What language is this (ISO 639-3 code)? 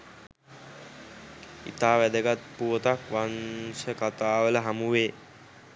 sin